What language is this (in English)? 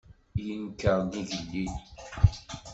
Kabyle